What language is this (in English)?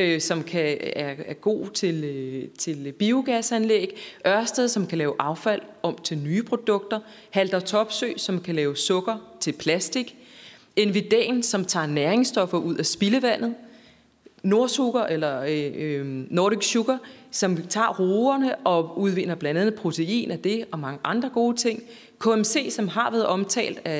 Danish